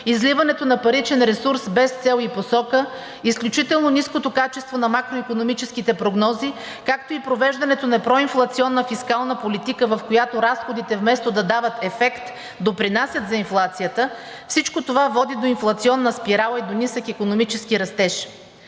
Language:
Bulgarian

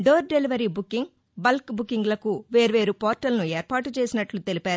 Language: Telugu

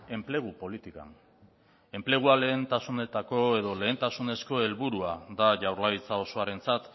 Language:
Basque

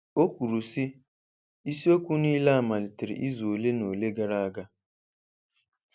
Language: Igbo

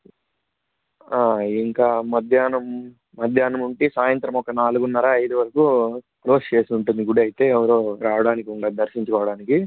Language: Telugu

